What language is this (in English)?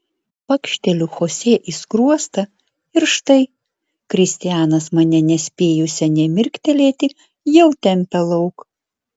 Lithuanian